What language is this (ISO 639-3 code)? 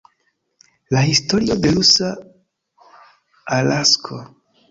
epo